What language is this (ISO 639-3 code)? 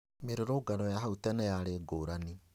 kik